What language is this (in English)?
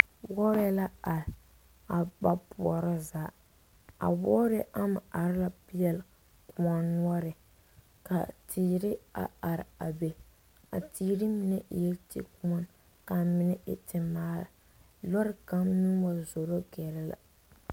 Southern Dagaare